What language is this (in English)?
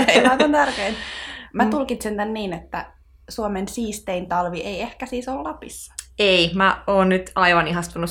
Finnish